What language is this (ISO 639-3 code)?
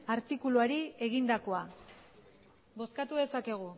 eus